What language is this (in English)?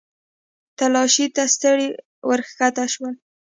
Pashto